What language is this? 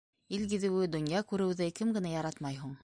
Bashkir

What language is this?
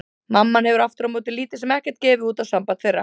Icelandic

